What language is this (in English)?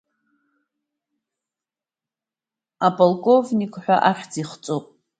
Abkhazian